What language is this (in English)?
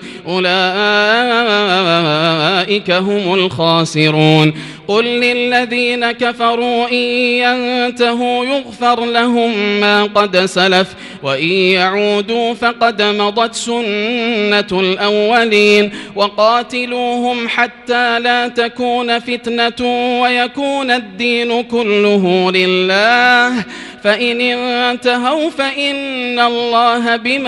Arabic